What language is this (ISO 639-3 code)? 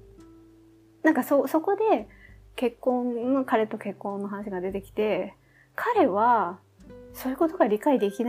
jpn